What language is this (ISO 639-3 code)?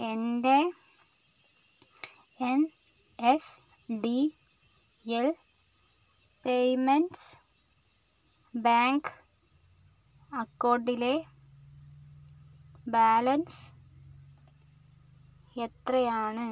mal